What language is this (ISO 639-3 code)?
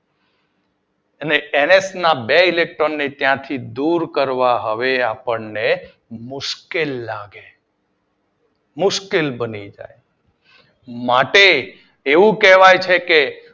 guj